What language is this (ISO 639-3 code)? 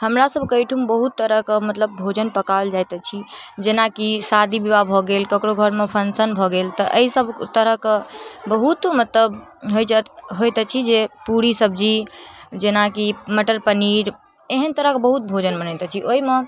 mai